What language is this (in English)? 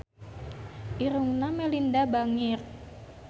Sundanese